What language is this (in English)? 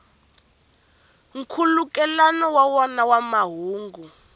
Tsonga